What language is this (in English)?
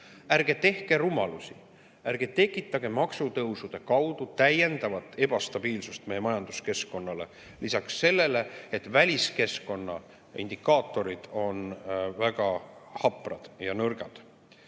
Estonian